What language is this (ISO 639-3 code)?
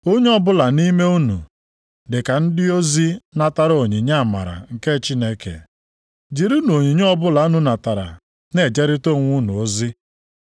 ibo